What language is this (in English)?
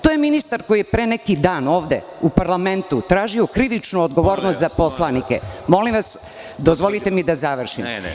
Serbian